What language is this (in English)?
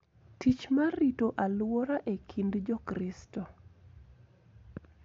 Luo (Kenya and Tanzania)